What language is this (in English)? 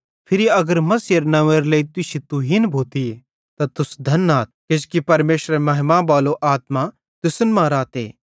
Bhadrawahi